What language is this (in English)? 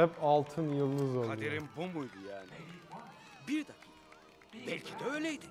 Turkish